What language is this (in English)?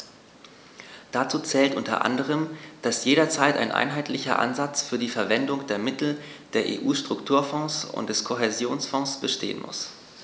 German